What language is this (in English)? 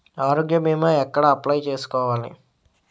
Telugu